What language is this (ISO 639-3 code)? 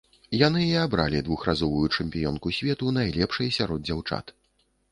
bel